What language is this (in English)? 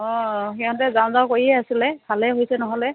Assamese